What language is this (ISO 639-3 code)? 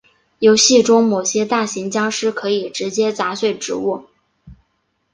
zho